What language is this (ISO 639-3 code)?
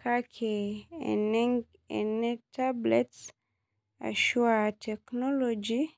mas